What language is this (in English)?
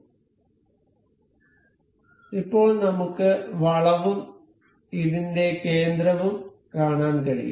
Malayalam